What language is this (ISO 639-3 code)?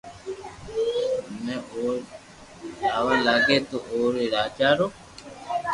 lrk